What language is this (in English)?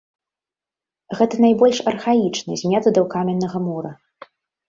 Belarusian